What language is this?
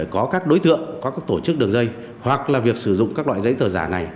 Vietnamese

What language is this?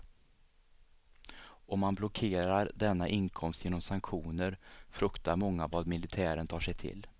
Swedish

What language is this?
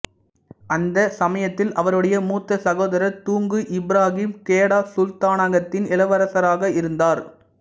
Tamil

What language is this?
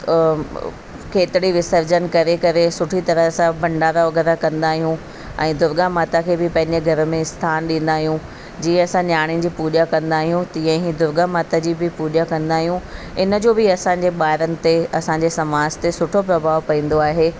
Sindhi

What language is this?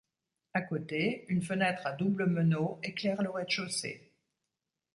French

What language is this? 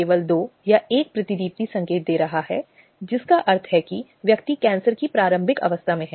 Hindi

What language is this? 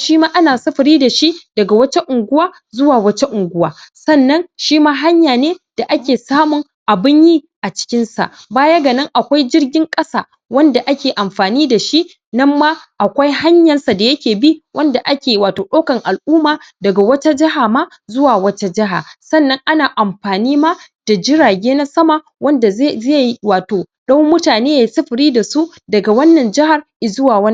Hausa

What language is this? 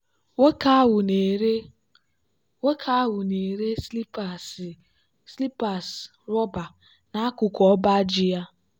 Igbo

